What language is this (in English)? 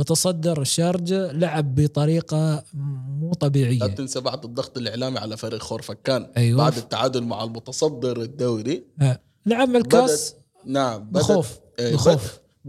Arabic